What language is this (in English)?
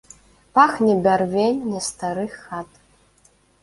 Belarusian